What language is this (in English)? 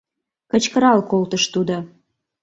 Mari